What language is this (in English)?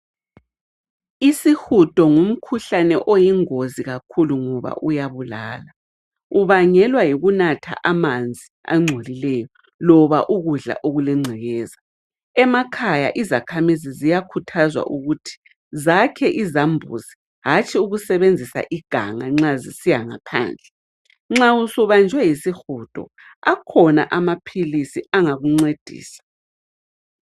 North Ndebele